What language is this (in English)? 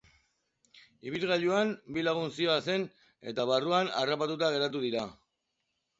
Basque